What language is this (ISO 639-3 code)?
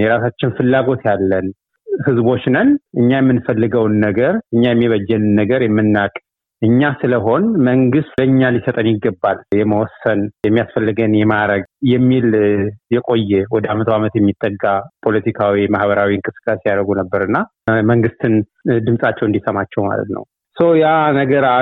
amh